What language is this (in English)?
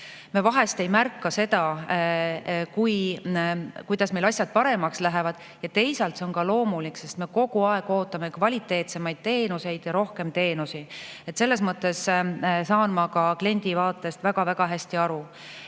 Estonian